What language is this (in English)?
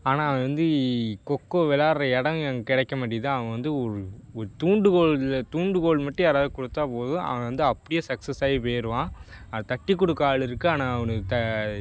Tamil